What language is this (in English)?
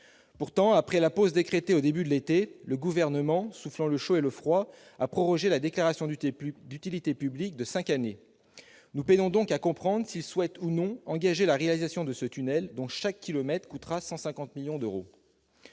French